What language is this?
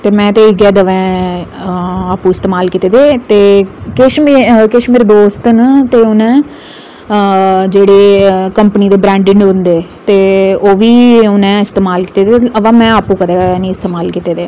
Dogri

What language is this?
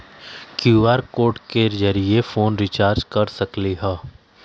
Magahi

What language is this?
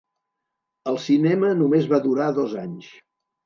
Catalan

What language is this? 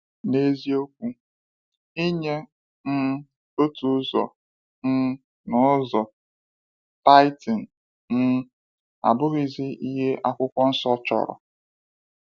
Igbo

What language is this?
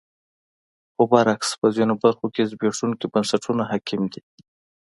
Pashto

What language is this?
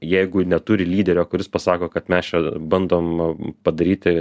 Lithuanian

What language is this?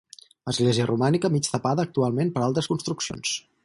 Catalan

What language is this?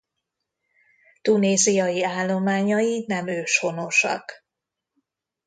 Hungarian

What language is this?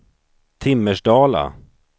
Swedish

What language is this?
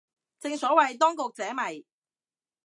Cantonese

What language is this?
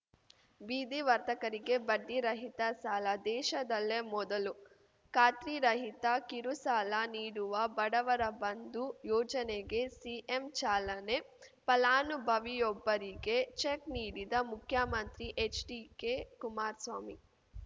Kannada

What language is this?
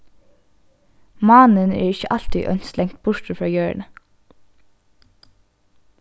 Faroese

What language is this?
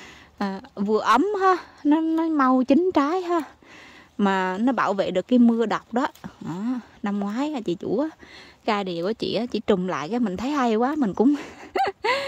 Vietnamese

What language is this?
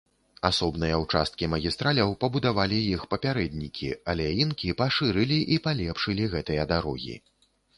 Belarusian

